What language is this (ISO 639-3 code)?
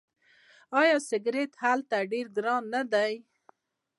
pus